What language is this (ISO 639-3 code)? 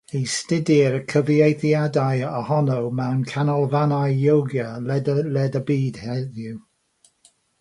cym